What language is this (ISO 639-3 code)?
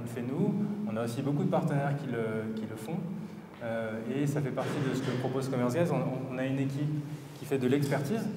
fra